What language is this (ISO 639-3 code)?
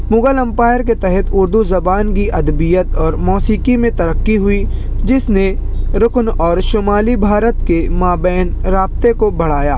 urd